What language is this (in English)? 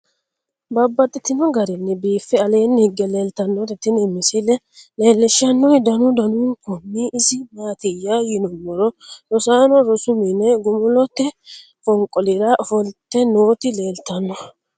Sidamo